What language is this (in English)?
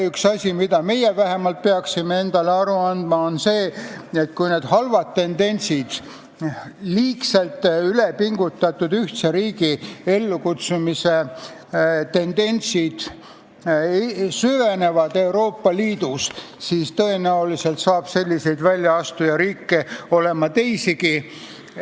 Estonian